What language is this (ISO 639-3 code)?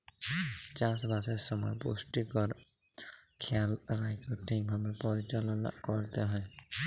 ben